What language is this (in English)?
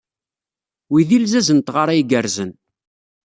Kabyle